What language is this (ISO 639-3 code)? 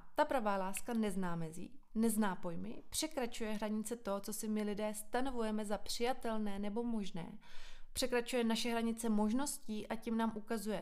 ces